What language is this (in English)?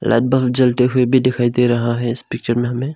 Hindi